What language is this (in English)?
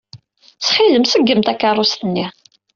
Kabyle